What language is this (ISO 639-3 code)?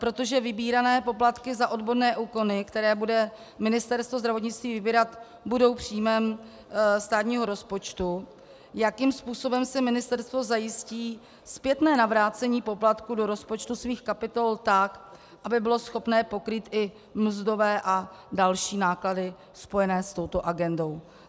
ces